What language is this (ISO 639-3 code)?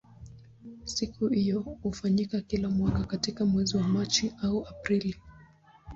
swa